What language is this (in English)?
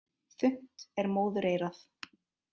Icelandic